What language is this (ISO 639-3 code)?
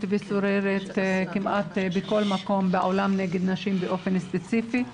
heb